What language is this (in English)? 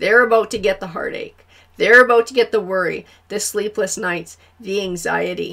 English